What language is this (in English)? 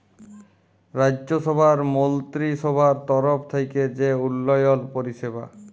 Bangla